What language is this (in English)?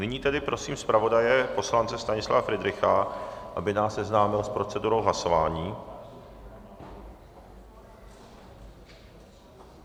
Czech